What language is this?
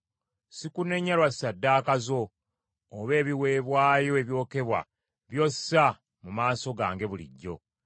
Ganda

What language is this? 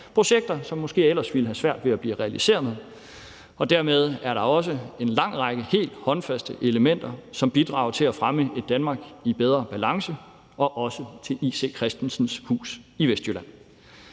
Danish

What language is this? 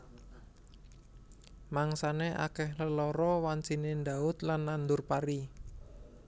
Javanese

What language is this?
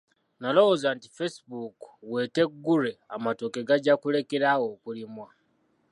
Ganda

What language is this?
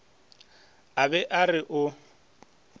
Northern Sotho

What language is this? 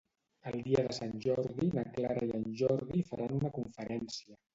Catalan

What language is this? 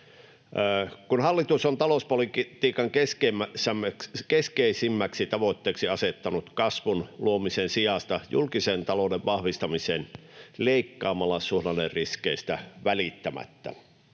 Finnish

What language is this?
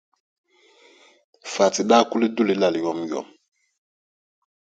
Dagbani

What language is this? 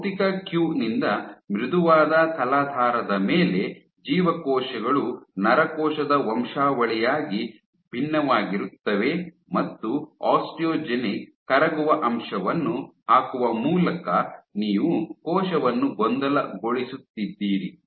Kannada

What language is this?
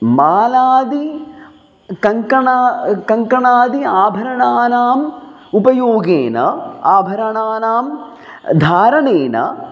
Sanskrit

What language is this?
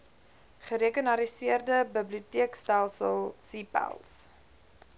Afrikaans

